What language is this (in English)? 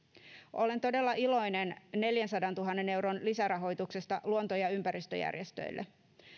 Finnish